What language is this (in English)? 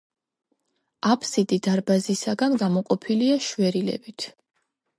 Georgian